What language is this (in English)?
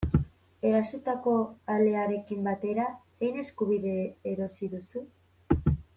Basque